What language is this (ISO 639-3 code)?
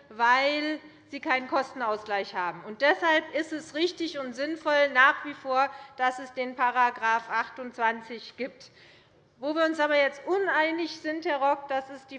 deu